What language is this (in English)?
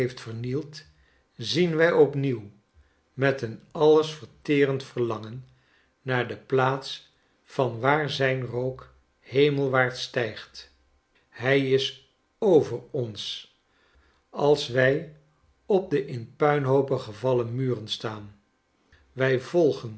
Dutch